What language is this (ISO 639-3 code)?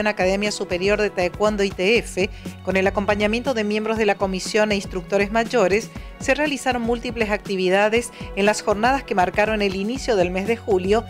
spa